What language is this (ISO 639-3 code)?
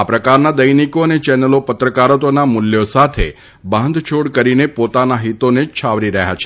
guj